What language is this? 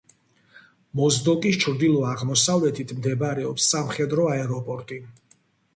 Georgian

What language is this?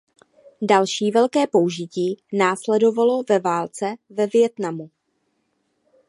Czech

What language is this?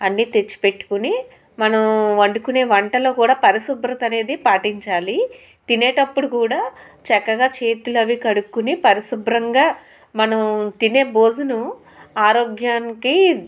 Telugu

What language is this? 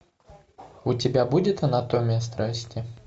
Russian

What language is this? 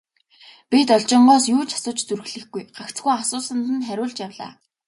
Mongolian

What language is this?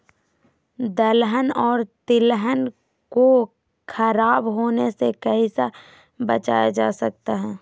Magahi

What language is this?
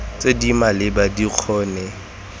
Tswana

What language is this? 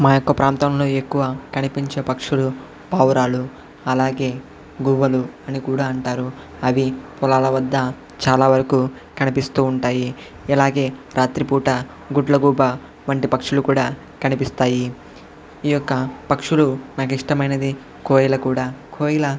Telugu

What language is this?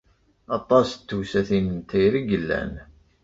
Kabyle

